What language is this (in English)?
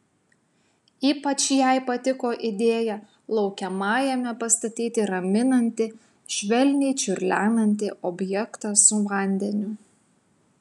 Lithuanian